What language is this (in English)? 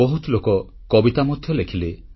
Odia